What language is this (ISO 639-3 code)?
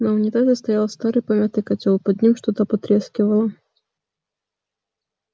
rus